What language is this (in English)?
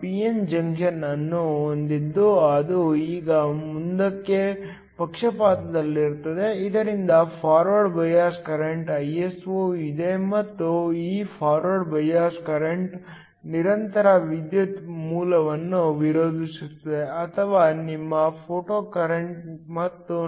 Kannada